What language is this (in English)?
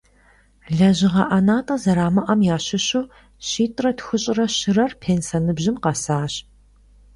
Kabardian